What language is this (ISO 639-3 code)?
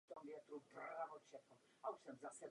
ces